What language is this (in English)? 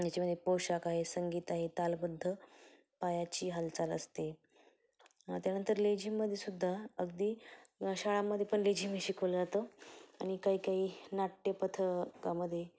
Marathi